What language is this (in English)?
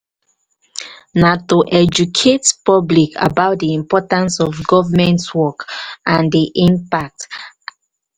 Nigerian Pidgin